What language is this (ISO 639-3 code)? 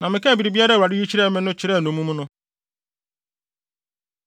aka